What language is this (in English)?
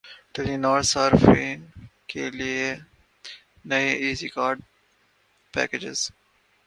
Urdu